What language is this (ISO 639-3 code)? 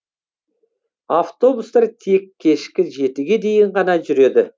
kaz